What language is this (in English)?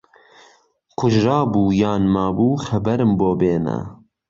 Central Kurdish